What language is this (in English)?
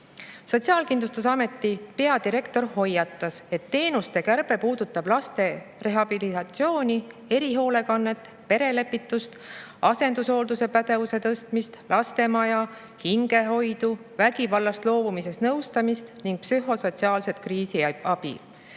Estonian